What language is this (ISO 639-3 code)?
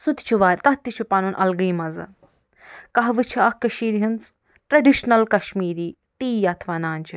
kas